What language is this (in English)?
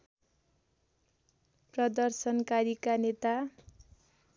Nepali